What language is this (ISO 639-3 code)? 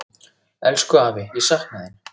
isl